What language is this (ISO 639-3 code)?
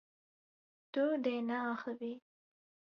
kur